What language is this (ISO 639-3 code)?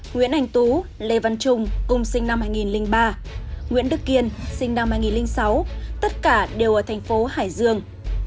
vie